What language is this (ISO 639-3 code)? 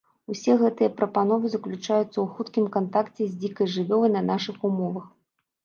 bel